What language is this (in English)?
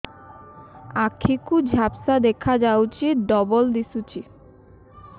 Odia